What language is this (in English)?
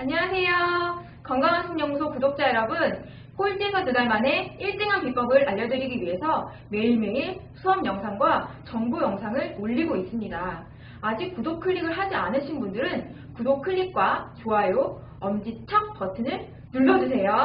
Korean